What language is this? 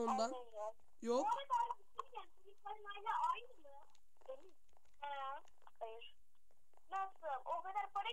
Turkish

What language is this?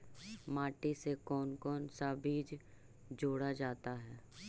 Magahi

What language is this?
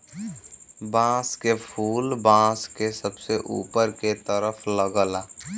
Bhojpuri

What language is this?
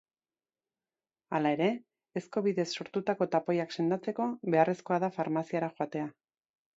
Basque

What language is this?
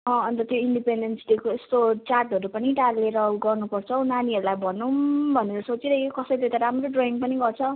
Nepali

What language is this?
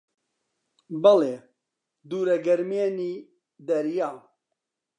Central Kurdish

